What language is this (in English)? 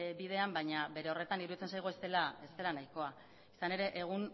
Basque